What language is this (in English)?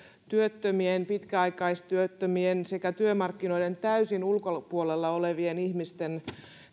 Finnish